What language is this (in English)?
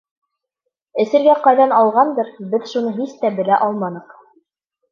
Bashkir